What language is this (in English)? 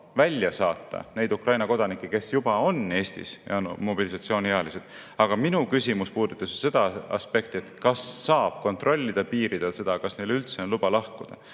Estonian